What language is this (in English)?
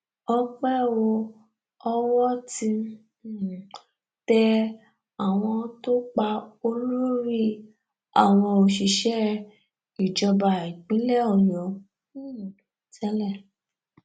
Yoruba